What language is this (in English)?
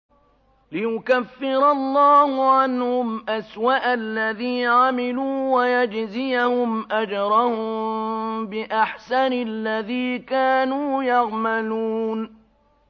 Arabic